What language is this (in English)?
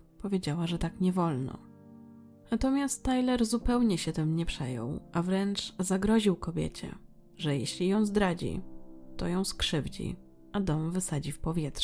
Polish